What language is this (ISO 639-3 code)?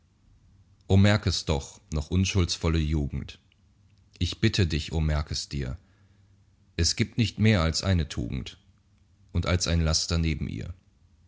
deu